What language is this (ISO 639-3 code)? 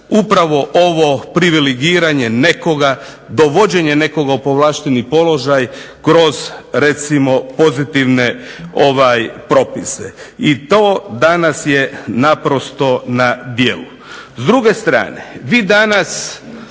hrv